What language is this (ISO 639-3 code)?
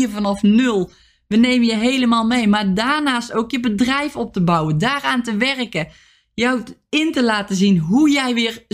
nld